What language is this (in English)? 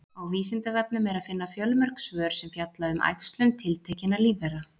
Icelandic